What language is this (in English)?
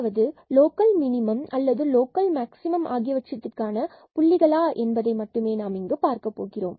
Tamil